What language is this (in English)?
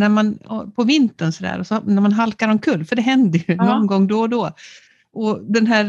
Swedish